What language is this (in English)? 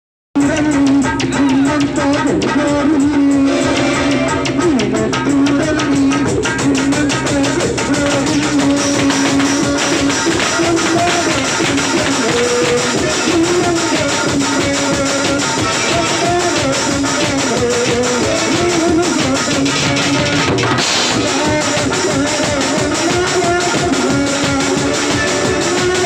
Arabic